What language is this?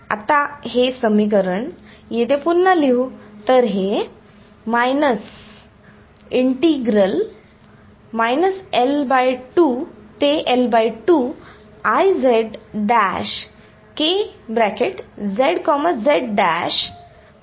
Marathi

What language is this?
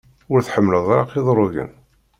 Kabyle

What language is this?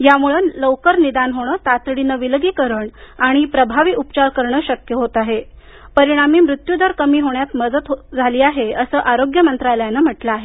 Marathi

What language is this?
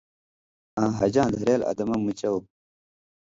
Indus Kohistani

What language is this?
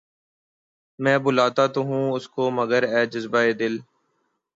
Urdu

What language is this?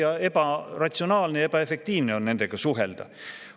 Estonian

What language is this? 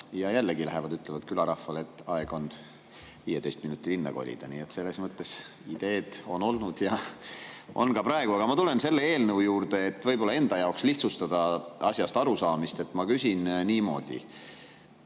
Estonian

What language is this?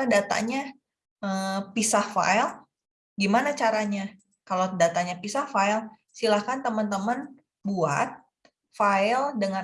Indonesian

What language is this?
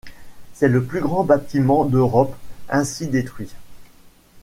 French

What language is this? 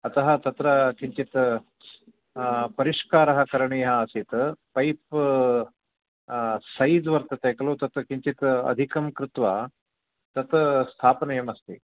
Sanskrit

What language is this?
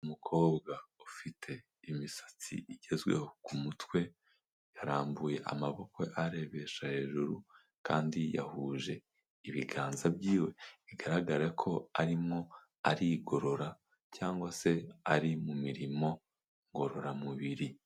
Kinyarwanda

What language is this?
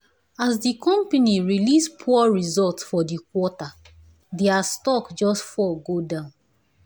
Nigerian Pidgin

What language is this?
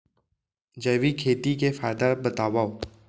Chhattisgarhi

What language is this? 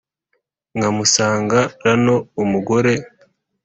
Kinyarwanda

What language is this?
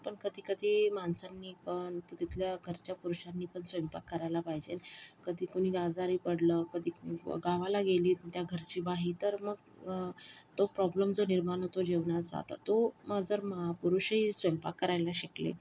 Marathi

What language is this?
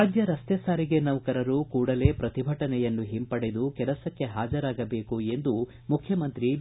Kannada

